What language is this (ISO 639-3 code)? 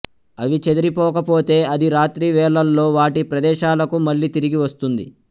tel